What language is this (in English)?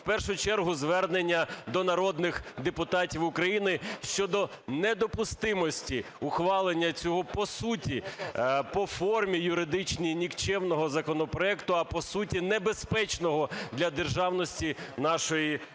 Ukrainian